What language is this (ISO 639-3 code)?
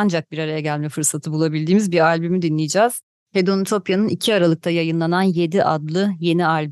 tur